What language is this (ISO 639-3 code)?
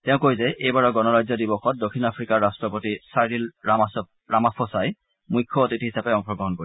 asm